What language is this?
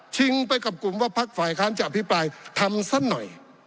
Thai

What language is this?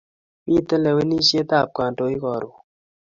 Kalenjin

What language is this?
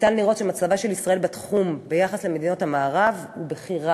Hebrew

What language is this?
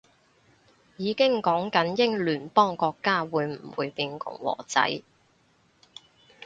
Cantonese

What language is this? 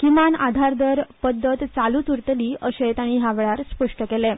Konkani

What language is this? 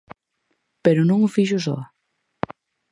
Galician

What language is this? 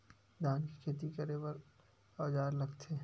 Chhattisgarhi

